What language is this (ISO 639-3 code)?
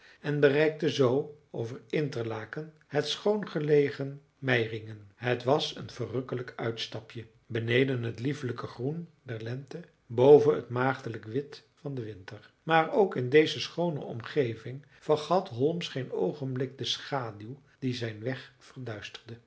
nld